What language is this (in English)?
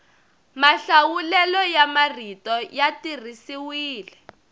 Tsonga